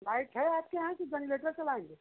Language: Hindi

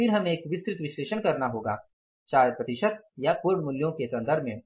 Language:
Hindi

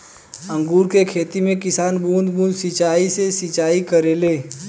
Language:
Bhojpuri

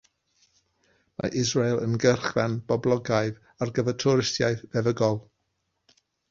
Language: Welsh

